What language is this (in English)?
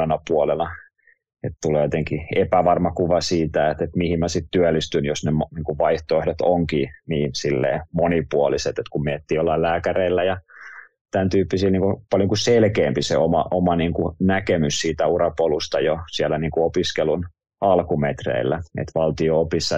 Finnish